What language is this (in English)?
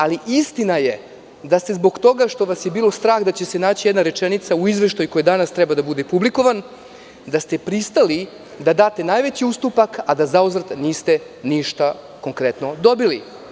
Serbian